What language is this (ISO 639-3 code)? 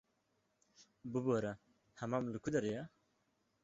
kur